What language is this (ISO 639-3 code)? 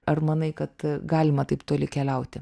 lit